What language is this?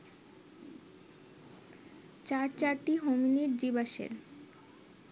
Bangla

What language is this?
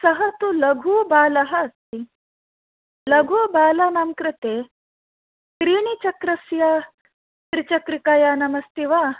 Sanskrit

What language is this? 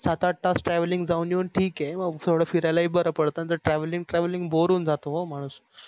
Marathi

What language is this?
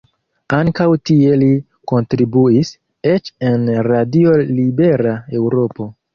Esperanto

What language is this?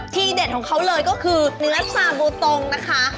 Thai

